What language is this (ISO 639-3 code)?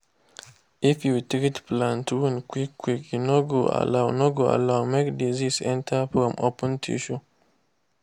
pcm